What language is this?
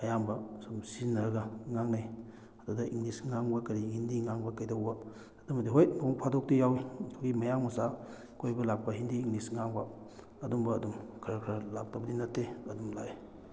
Manipuri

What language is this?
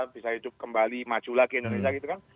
Indonesian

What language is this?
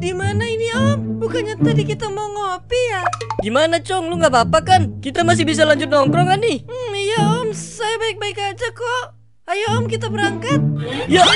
Indonesian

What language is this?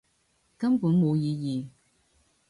Cantonese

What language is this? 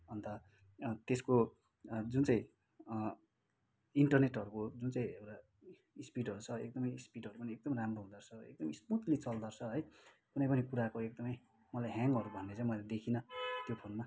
Nepali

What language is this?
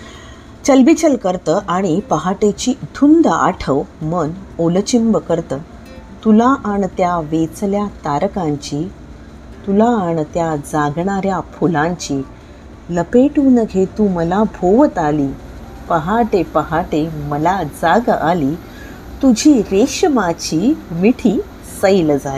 Marathi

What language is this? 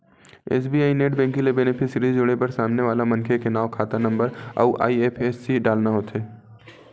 Chhattisgarhi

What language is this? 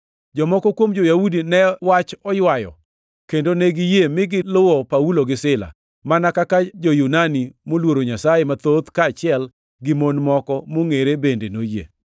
Luo (Kenya and Tanzania)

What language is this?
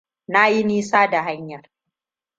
Hausa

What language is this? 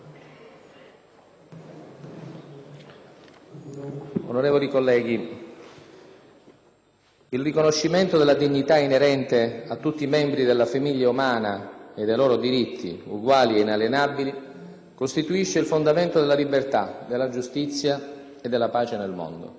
Italian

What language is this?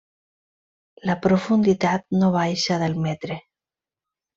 Catalan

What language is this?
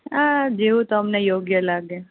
Gujarati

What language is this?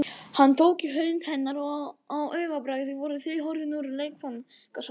Icelandic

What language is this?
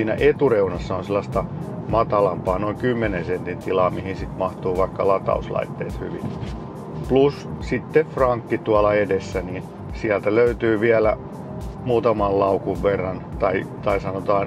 Finnish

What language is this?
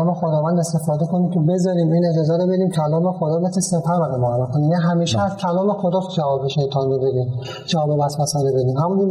Persian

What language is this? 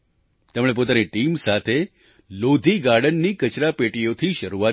Gujarati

